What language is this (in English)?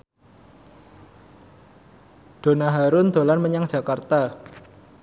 Javanese